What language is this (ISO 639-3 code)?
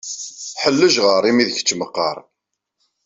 kab